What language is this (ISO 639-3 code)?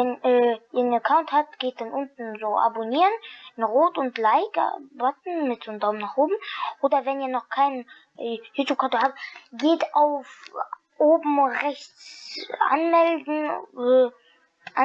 deu